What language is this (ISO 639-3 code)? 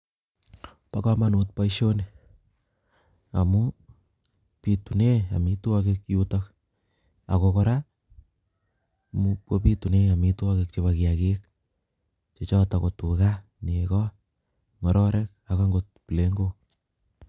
kln